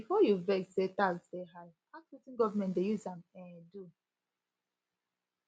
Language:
Nigerian Pidgin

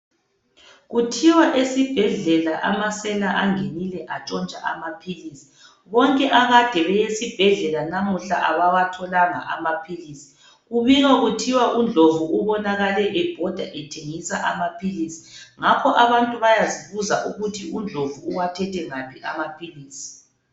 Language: North Ndebele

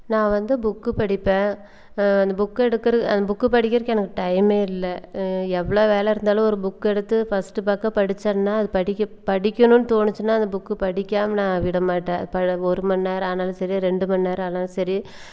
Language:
Tamil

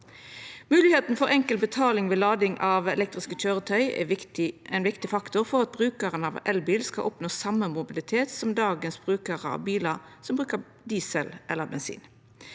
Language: Norwegian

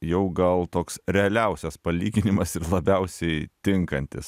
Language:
Lithuanian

